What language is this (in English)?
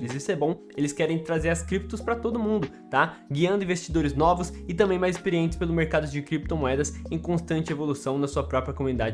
Portuguese